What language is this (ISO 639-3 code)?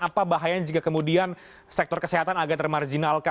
ind